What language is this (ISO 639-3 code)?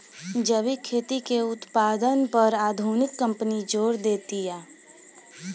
bho